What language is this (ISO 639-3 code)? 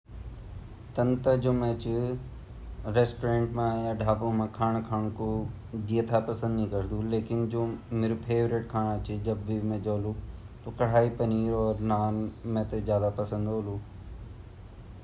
gbm